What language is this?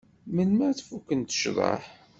Kabyle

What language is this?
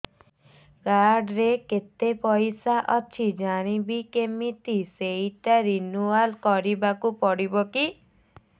Odia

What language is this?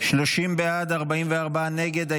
Hebrew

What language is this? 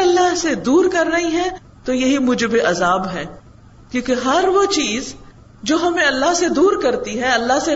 Urdu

